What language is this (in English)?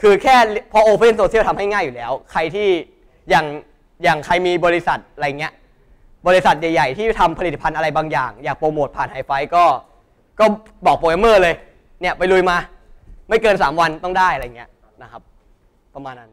Thai